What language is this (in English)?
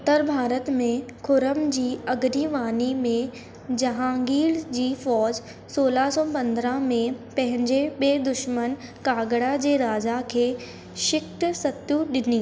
Sindhi